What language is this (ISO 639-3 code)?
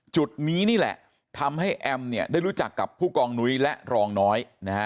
tha